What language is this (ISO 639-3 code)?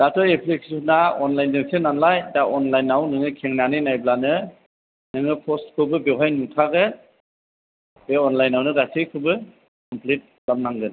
brx